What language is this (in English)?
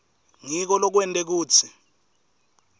Swati